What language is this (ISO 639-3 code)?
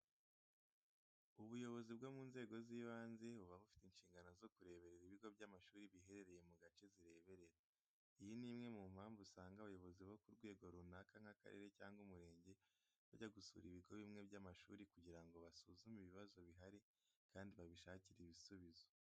kin